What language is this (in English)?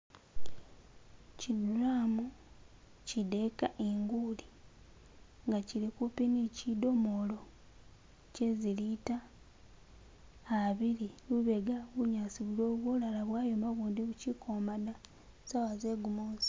Masaaba